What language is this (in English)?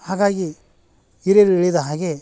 Kannada